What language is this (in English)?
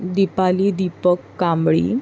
Marathi